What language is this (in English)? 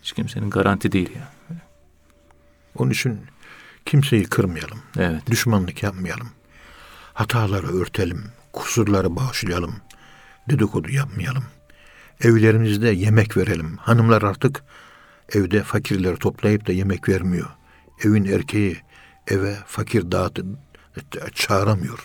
Turkish